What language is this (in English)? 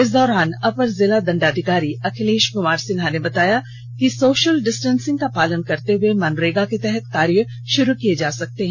Hindi